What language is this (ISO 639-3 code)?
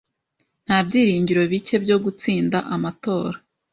kin